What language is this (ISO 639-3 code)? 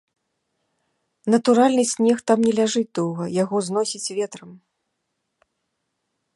bel